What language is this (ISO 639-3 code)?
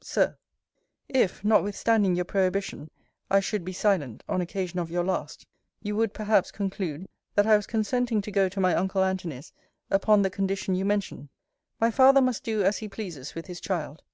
eng